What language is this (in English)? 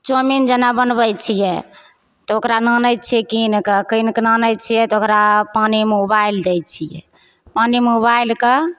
Maithili